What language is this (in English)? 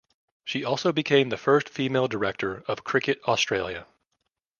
English